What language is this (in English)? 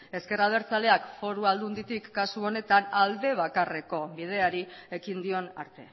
Basque